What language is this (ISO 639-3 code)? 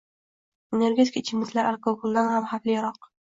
uzb